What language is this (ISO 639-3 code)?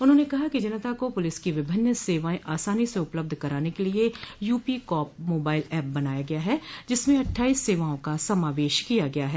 hin